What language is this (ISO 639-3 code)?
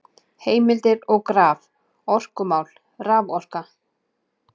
isl